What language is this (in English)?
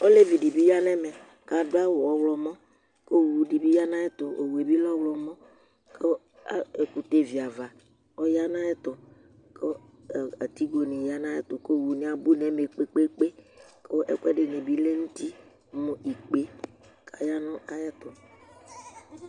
Ikposo